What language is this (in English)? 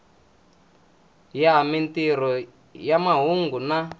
Tsonga